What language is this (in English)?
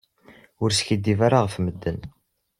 Kabyle